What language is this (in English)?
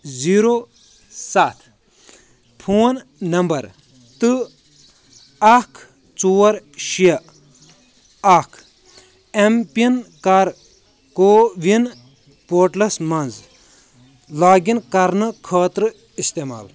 Kashmiri